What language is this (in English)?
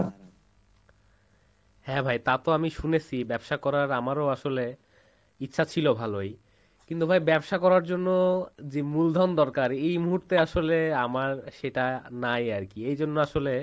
Bangla